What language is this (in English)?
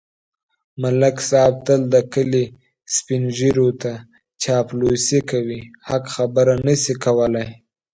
Pashto